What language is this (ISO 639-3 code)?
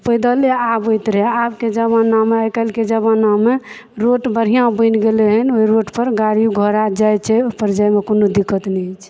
mai